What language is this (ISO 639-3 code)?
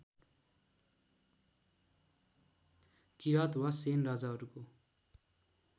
nep